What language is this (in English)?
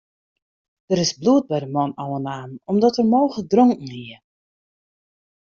Western Frisian